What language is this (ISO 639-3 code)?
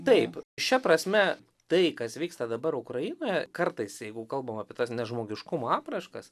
lit